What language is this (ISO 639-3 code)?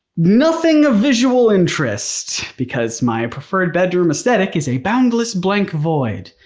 eng